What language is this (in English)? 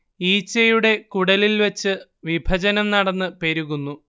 Malayalam